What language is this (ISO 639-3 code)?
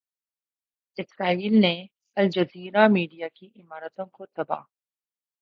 urd